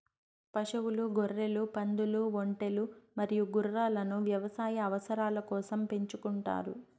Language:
Telugu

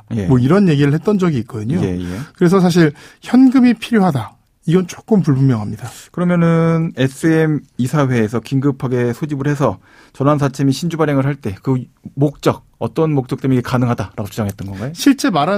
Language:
Korean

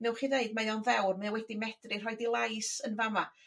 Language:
Welsh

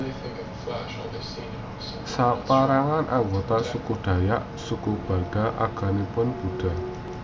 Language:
Javanese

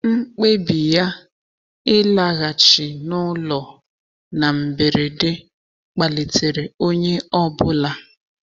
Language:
Igbo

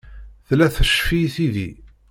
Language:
Kabyle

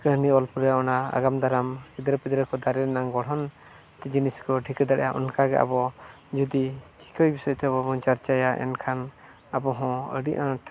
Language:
Santali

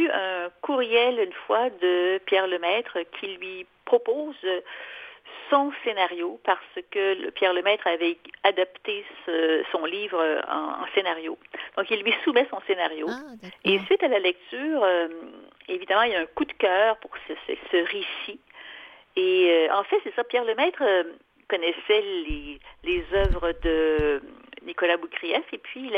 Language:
French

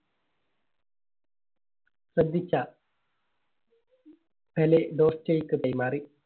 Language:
Malayalam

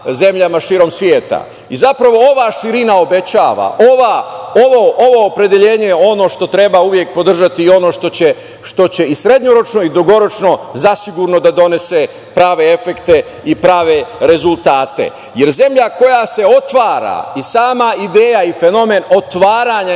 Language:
Serbian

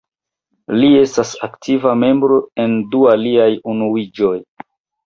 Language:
Esperanto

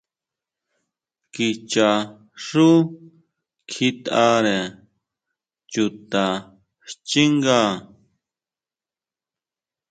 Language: Huautla Mazatec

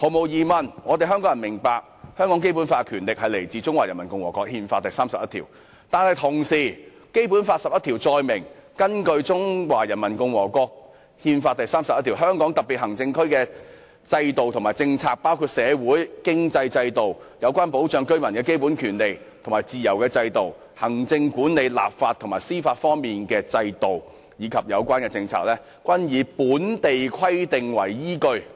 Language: Cantonese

